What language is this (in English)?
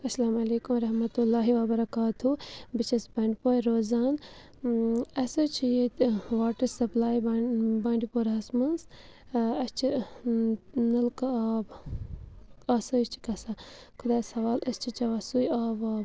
Kashmiri